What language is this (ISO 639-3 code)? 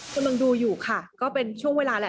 tha